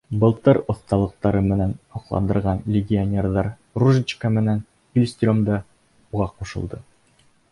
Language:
Bashkir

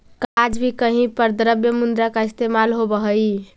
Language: Magahi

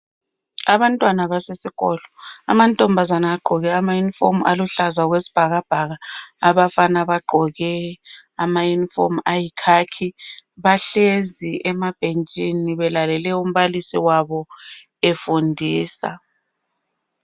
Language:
North Ndebele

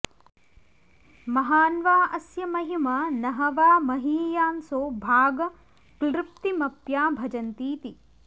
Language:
Sanskrit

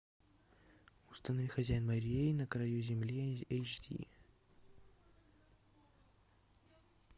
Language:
Russian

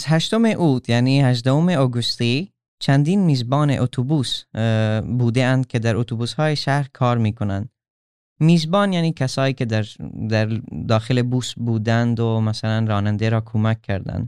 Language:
Persian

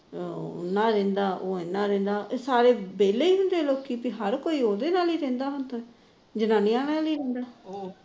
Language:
Punjabi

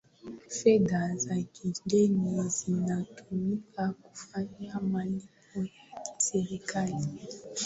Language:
Swahili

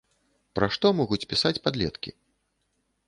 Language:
Belarusian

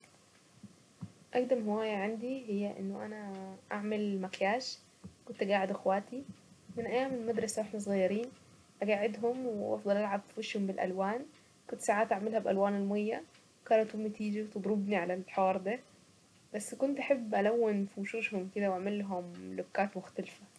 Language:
Saidi Arabic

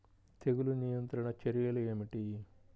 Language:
Telugu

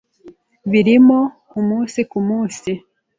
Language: Kinyarwanda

